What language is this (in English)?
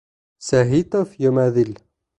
Bashkir